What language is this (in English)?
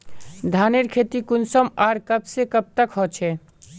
Magahi